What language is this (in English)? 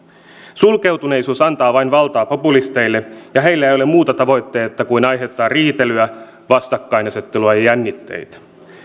Finnish